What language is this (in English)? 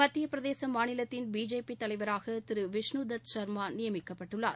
Tamil